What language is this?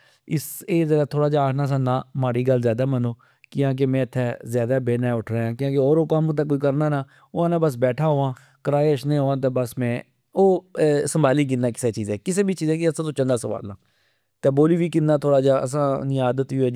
Pahari-Potwari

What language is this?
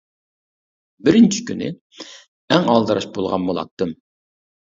Uyghur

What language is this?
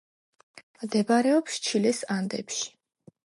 Georgian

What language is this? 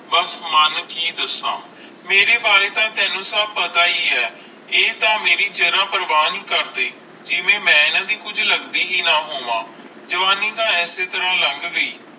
Punjabi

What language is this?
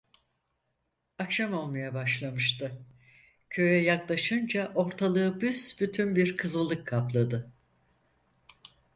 Turkish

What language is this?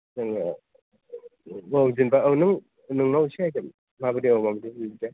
Bodo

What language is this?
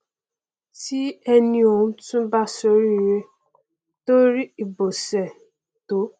Yoruba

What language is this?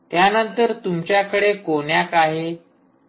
Marathi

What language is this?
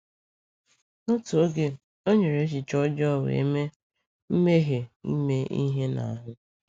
Igbo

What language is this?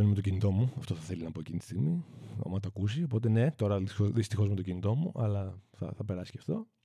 Greek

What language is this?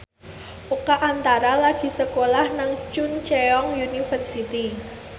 Javanese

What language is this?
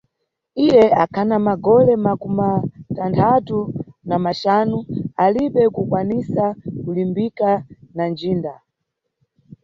Nyungwe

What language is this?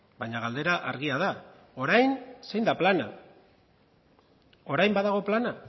Basque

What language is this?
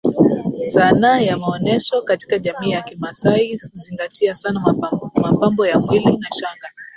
Swahili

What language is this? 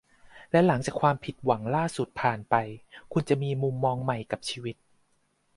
Thai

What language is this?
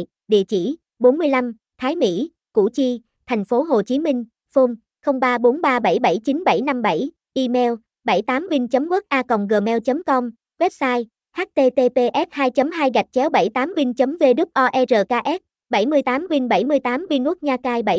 Vietnamese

